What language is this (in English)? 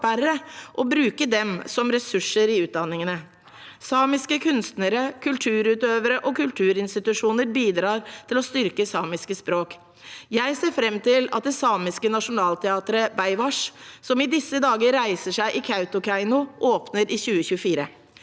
Norwegian